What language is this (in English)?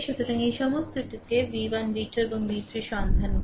Bangla